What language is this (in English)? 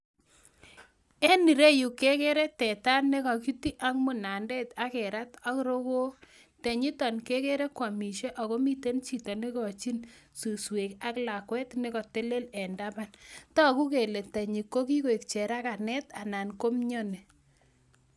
Kalenjin